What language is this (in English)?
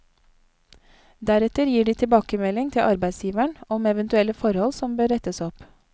Norwegian